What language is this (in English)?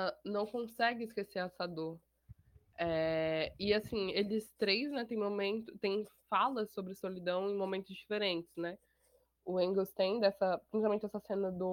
Portuguese